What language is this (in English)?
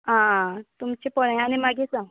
Konkani